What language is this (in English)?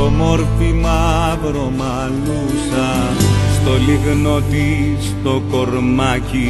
Greek